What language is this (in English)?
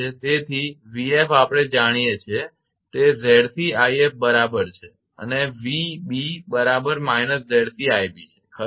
Gujarati